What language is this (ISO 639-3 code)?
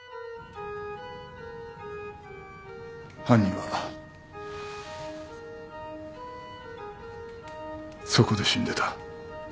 jpn